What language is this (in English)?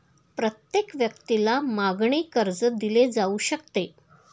Marathi